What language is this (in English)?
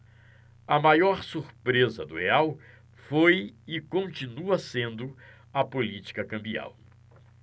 Portuguese